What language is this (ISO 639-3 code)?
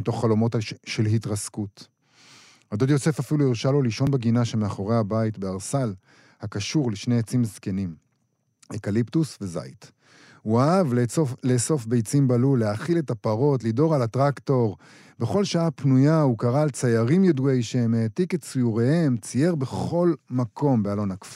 heb